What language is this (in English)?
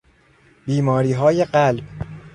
Persian